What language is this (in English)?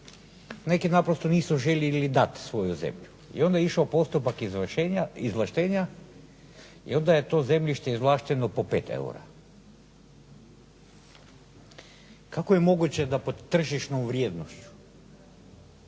Croatian